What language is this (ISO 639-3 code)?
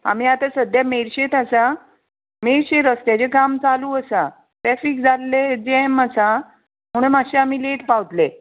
kok